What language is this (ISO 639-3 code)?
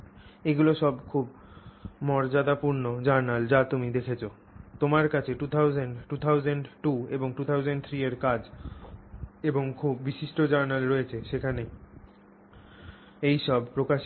ben